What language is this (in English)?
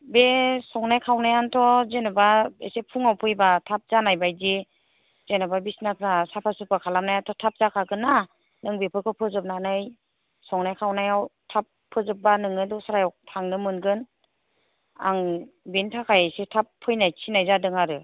Bodo